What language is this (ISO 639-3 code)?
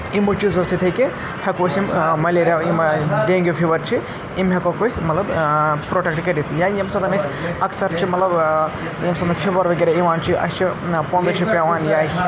kas